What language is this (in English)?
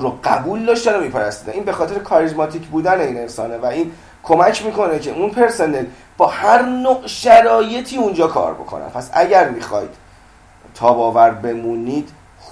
Persian